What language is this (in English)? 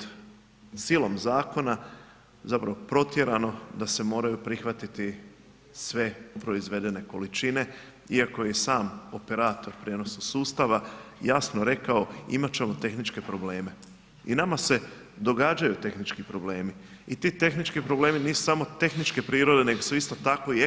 Croatian